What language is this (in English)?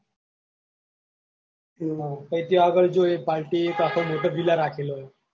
Gujarati